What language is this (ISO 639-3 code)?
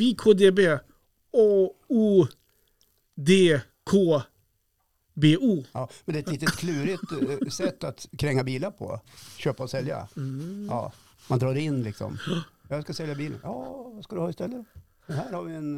swe